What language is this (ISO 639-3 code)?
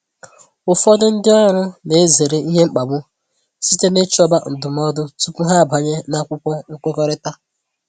ibo